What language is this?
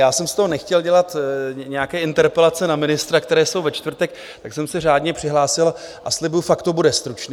Czech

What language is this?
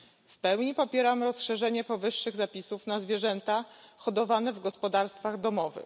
Polish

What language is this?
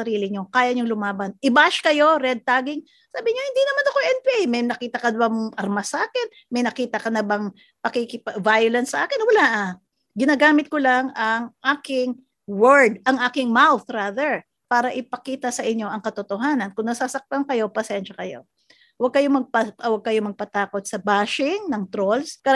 Filipino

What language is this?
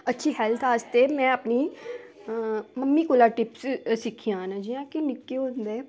Dogri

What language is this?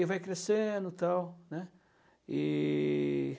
Portuguese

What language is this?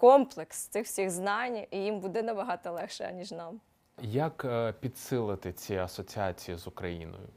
Ukrainian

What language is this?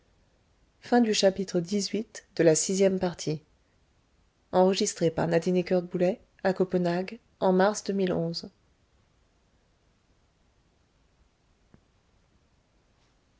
French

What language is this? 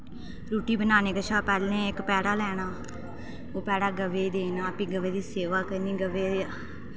Dogri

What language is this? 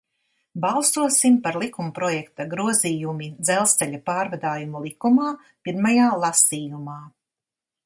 Latvian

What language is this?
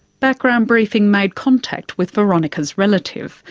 English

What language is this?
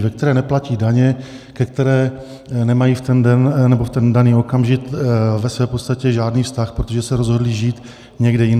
Czech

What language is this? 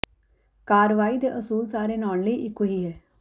Punjabi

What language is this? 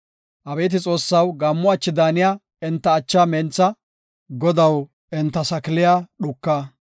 Gofa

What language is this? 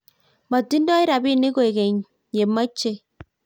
Kalenjin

